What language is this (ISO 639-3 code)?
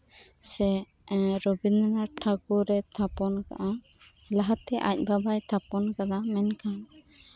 sat